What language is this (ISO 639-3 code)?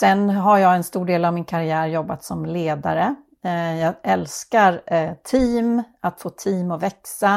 swe